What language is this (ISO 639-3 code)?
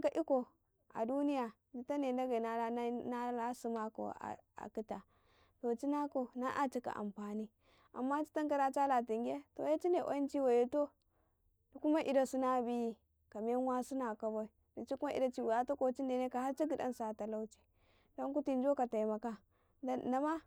kai